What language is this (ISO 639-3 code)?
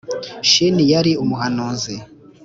kin